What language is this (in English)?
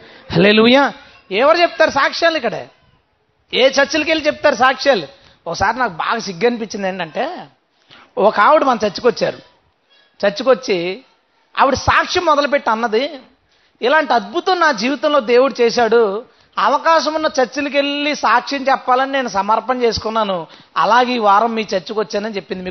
Telugu